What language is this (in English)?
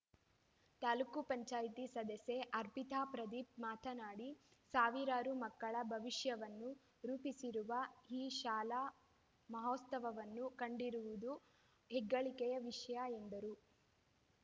Kannada